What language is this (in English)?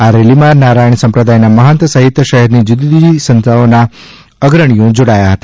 Gujarati